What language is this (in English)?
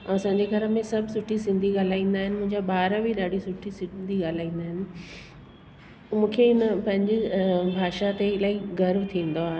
Sindhi